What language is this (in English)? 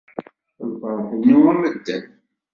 Kabyle